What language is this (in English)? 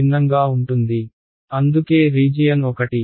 Telugu